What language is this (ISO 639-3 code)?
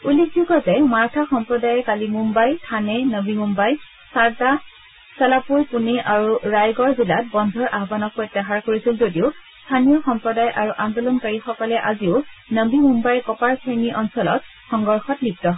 asm